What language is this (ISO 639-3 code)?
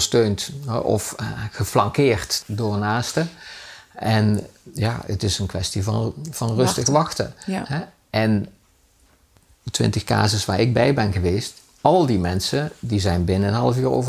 nld